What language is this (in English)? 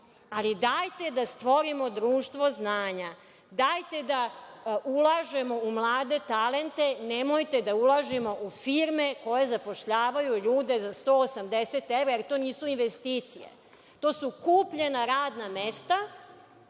Serbian